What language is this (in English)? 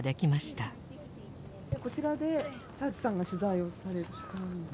Japanese